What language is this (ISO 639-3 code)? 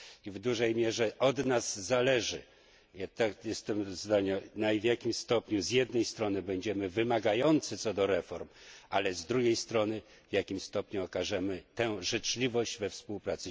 pol